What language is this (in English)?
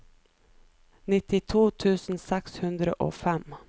Norwegian